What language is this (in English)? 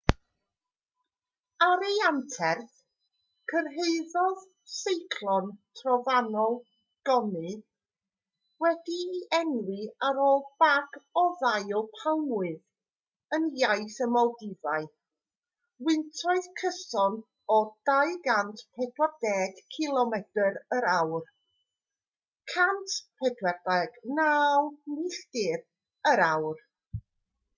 Welsh